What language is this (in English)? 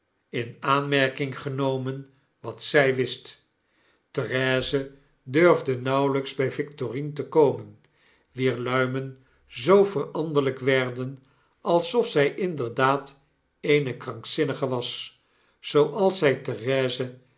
Dutch